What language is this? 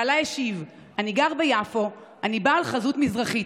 Hebrew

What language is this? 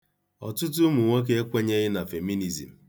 Igbo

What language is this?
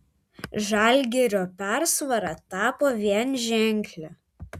Lithuanian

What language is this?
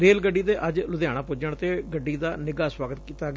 Punjabi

